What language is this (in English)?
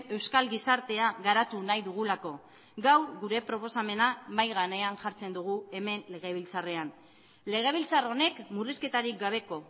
Basque